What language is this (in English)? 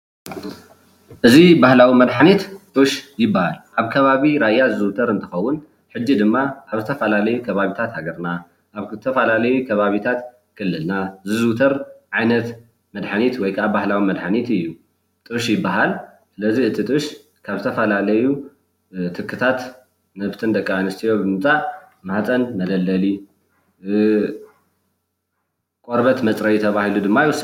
Tigrinya